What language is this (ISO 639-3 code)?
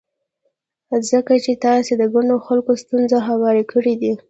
pus